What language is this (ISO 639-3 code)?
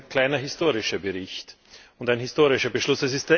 deu